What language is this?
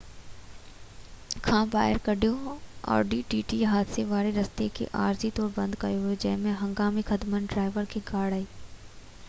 Sindhi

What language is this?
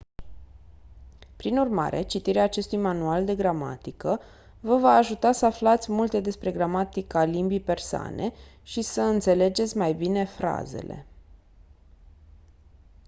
Romanian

